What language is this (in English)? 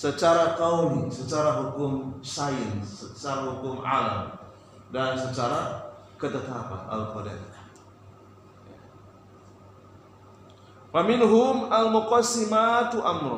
Indonesian